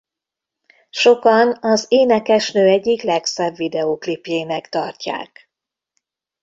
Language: Hungarian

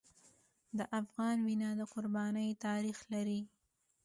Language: Pashto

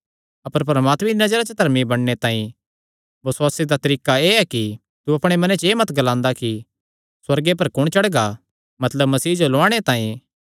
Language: Kangri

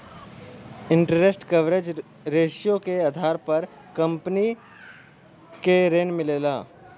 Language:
Bhojpuri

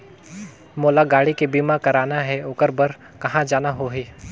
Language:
Chhattisgarhi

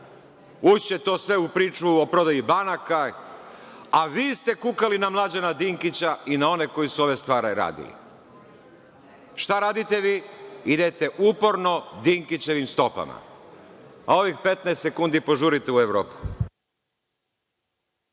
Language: Serbian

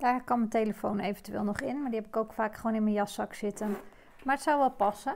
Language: Dutch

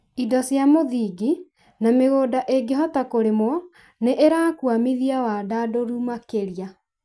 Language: Kikuyu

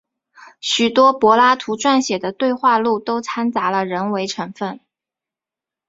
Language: Chinese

